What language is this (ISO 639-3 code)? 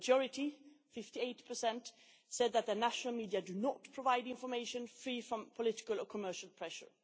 eng